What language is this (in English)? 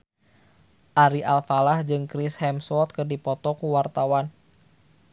Sundanese